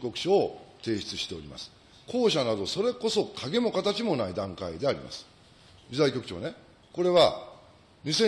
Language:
Japanese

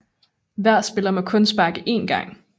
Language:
Danish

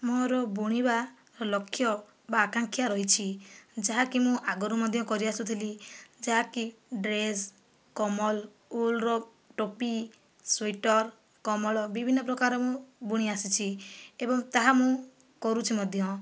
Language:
Odia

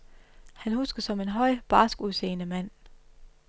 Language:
Danish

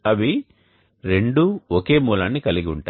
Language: Telugu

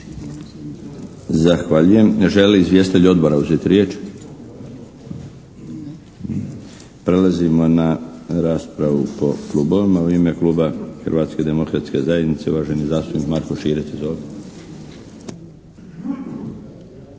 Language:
Croatian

